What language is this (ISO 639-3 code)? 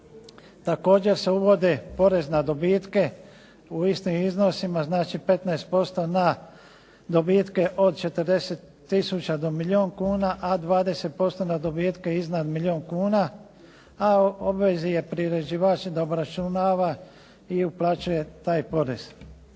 hrv